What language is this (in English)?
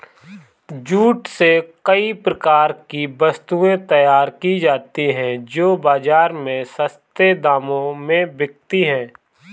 Hindi